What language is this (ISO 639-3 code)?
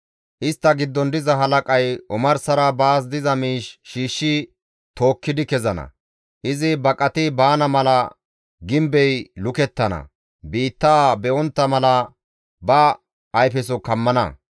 gmv